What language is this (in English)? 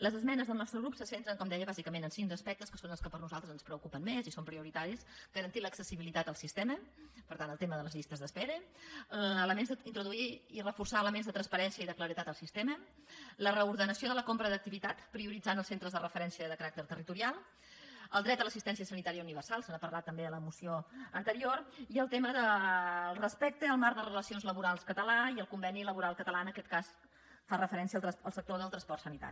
Catalan